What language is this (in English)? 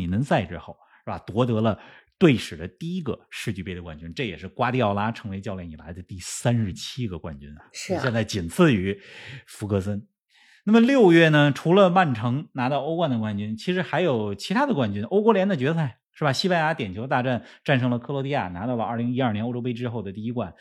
Chinese